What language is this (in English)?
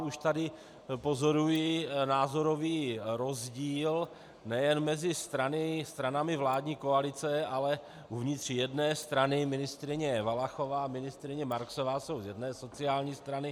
Czech